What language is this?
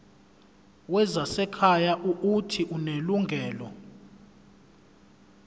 Zulu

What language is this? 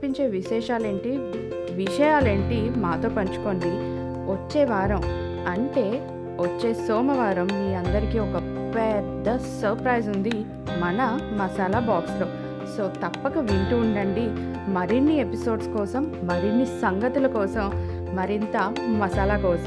Telugu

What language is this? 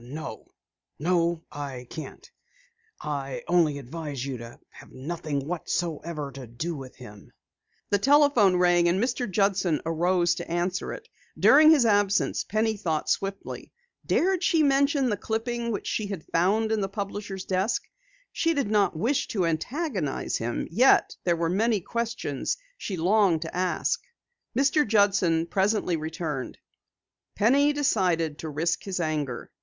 English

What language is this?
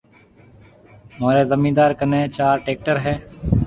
Marwari (Pakistan)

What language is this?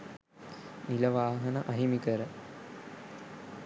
Sinhala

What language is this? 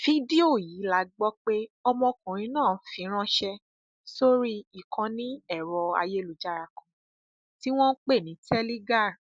Yoruba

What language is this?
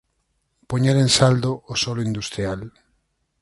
Galician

